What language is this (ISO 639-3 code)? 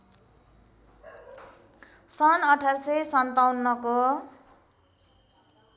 nep